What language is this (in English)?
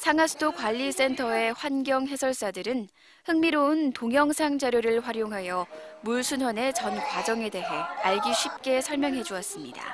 Korean